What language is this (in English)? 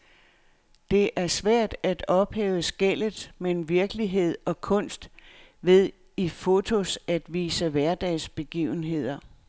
Danish